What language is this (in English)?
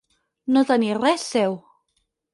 Catalan